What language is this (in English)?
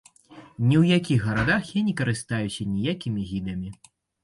Belarusian